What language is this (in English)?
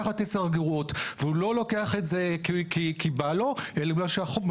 Hebrew